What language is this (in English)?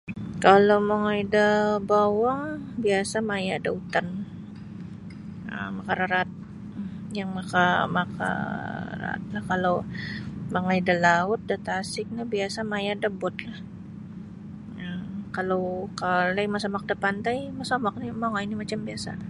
Sabah Bisaya